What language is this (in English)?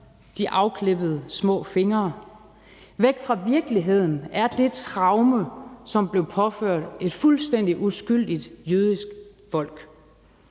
Danish